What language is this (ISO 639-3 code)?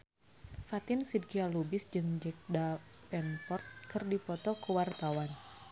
sun